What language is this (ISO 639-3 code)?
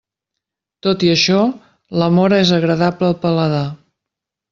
cat